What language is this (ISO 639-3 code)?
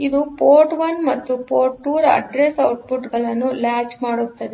kan